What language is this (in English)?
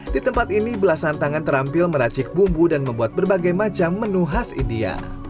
Indonesian